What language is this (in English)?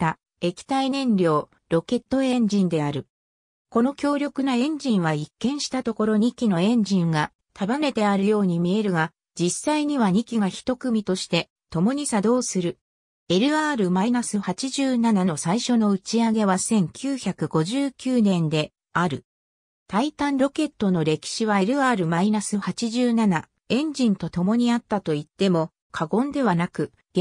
Japanese